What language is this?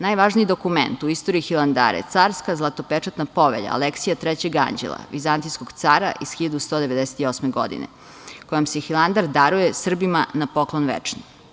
Serbian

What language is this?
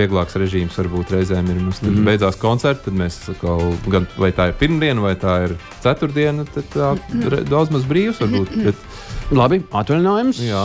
Latvian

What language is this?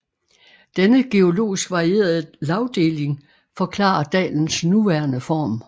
Danish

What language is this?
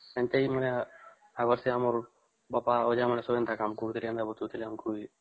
Odia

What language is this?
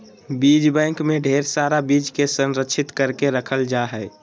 Magahi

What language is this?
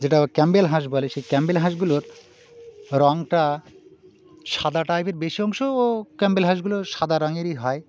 Bangla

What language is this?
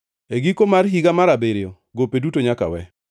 Luo (Kenya and Tanzania)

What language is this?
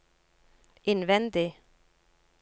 Norwegian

